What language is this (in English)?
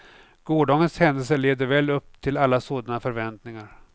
Swedish